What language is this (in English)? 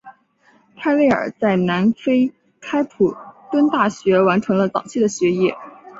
Chinese